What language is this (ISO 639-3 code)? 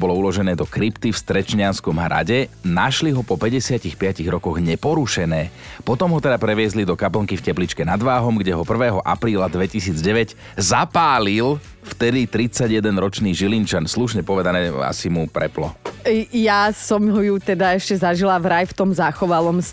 slk